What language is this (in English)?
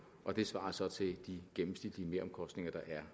Danish